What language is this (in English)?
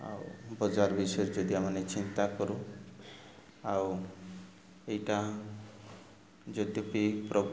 Odia